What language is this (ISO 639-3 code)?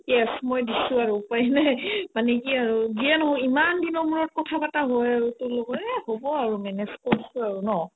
asm